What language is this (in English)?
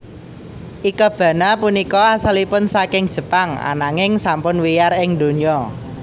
Javanese